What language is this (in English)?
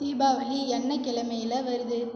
Tamil